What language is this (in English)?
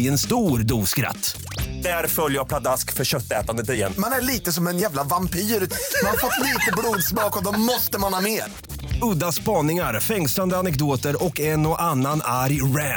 Swedish